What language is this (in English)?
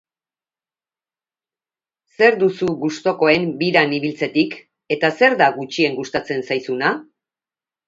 Basque